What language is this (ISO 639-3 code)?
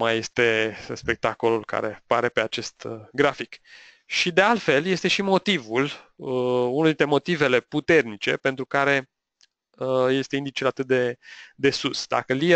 ron